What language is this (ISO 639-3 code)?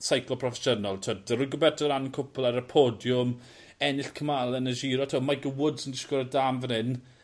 cym